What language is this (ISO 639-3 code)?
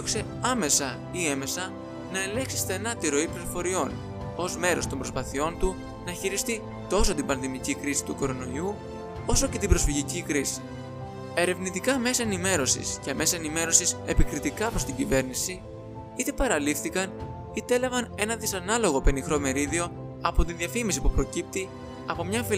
ell